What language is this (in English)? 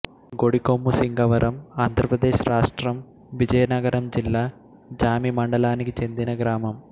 Telugu